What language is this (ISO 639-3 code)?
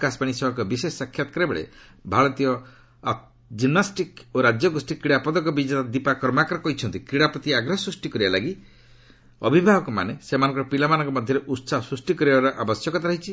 ori